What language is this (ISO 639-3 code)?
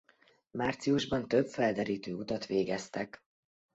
hun